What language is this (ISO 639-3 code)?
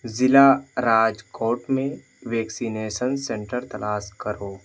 urd